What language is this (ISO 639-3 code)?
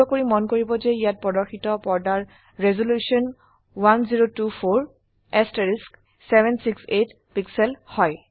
asm